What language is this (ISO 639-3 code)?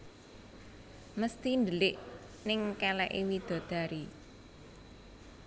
jav